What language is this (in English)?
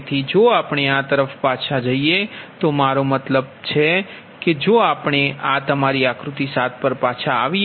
Gujarati